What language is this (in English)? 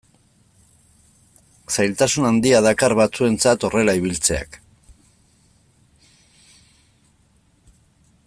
Basque